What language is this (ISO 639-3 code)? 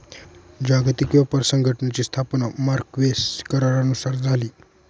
mar